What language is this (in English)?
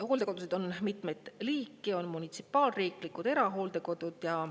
Estonian